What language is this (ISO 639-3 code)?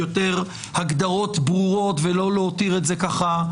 heb